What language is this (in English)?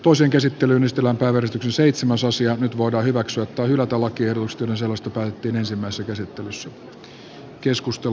Finnish